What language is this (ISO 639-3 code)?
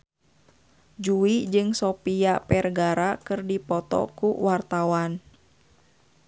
sun